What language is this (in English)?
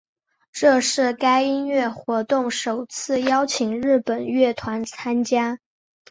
Chinese